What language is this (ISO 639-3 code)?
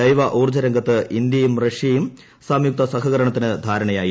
mal